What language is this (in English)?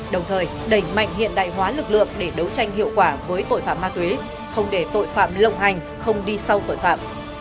Vietnamese